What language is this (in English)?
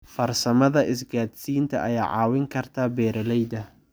Somali